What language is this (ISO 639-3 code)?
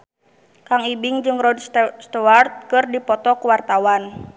sun